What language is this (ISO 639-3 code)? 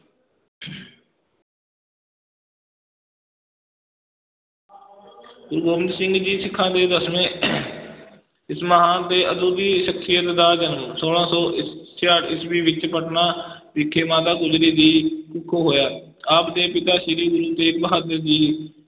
pan